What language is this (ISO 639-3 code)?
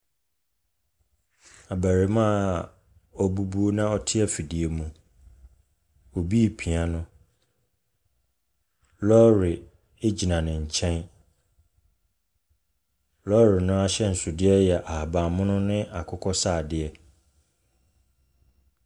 aka